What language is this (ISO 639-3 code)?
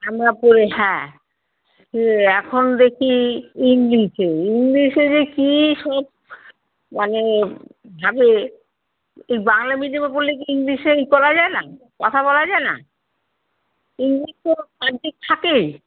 ben